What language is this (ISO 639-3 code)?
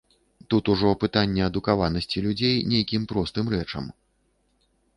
bel